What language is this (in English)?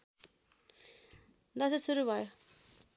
Nepali